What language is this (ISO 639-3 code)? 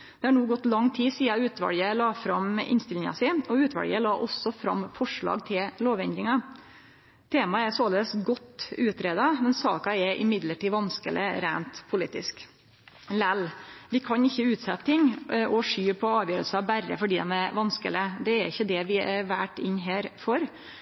nno